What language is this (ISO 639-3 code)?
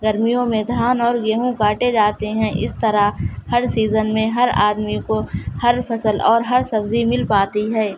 urd